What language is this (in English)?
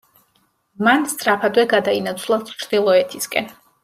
Georgian